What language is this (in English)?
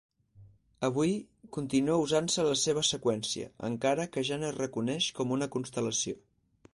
Catalan